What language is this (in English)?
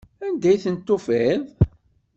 Kabyle